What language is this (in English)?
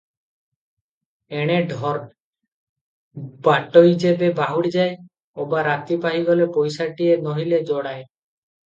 Odia